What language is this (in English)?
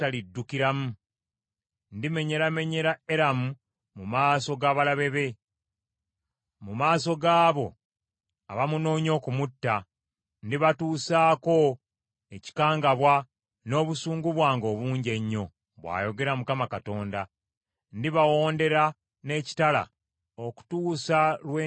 Ganda